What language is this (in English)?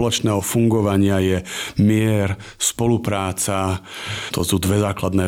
Slovak